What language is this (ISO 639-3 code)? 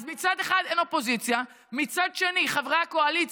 heb